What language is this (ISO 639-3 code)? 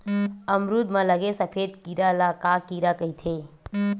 hne